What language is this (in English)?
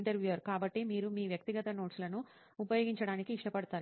Telugu